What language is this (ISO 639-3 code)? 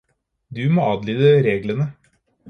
nob